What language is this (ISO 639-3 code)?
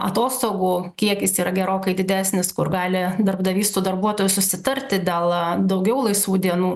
lit